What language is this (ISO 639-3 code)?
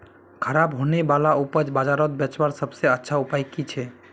mag